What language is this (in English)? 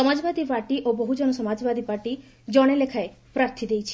Odia